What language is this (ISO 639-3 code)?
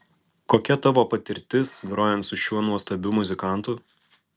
lit